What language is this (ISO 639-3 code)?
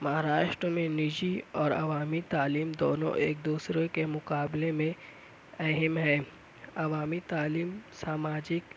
urd